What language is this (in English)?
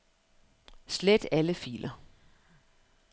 Danish